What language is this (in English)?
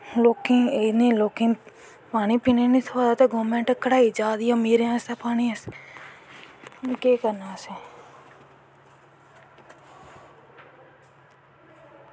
Dogri